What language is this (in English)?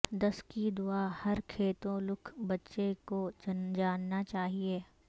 Urdu